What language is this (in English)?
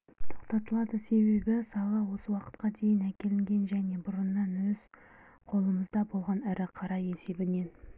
Kazakh